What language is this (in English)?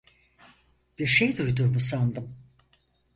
Turkish